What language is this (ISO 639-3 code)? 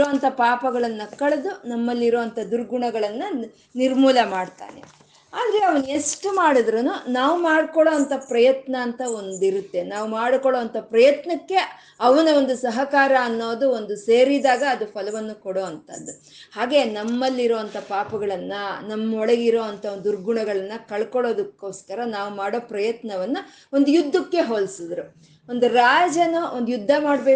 kan